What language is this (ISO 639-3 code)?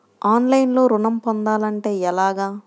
tel